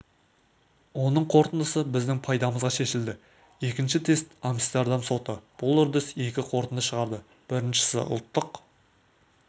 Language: Kazakh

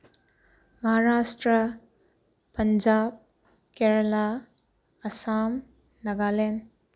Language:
Manipuri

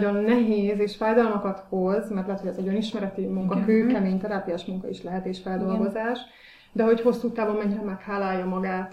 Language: Hungarian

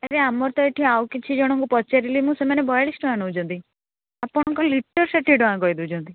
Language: Odia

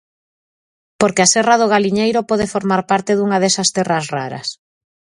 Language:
Galician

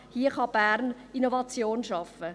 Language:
Swiss German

